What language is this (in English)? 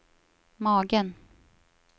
Swedish